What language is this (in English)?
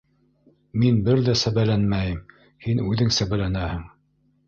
Bashkir